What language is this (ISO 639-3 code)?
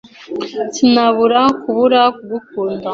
kin